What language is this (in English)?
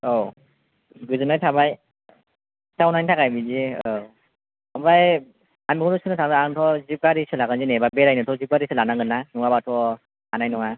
Bodo